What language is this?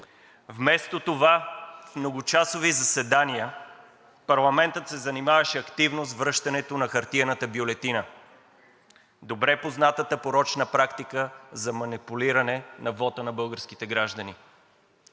Bulgarian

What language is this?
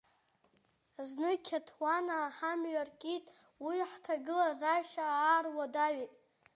Abkhazian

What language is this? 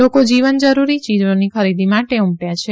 Gujarati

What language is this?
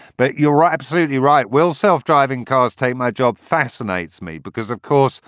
English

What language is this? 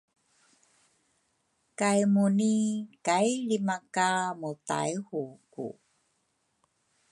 Rukai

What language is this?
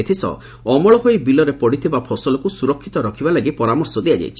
Odia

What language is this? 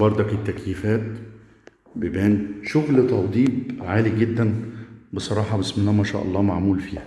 Arabic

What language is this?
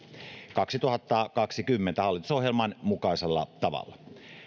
Finnish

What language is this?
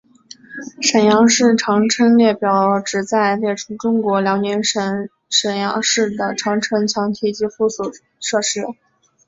Chinese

